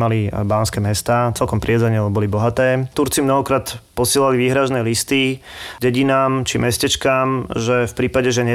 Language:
Slovak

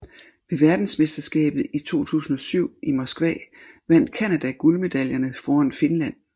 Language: Danish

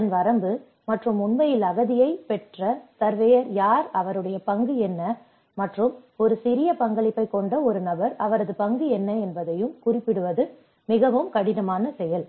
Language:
Tamil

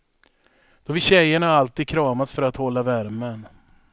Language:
Swedish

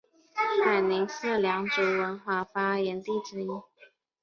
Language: Chinese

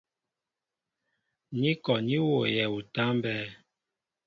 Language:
Mbo (Cameroon)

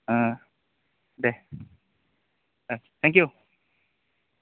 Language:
Bodo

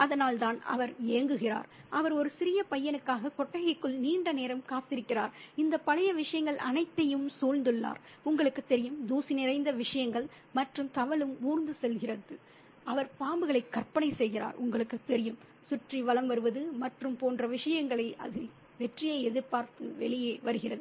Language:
Tamil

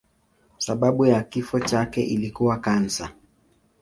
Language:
Swahili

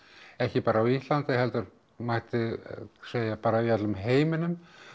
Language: Icelandic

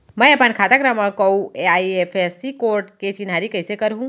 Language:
Chhattisgarhi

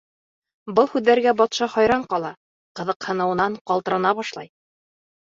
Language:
Bashkir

